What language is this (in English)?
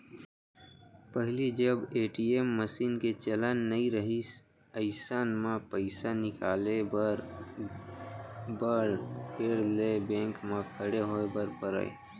Chhattisgarhi